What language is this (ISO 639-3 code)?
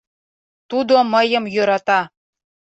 chm